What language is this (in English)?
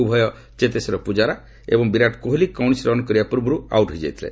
Odia